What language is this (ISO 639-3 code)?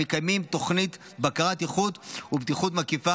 heb